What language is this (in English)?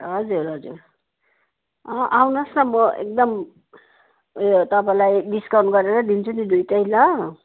Nepali